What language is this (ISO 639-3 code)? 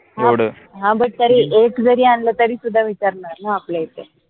mar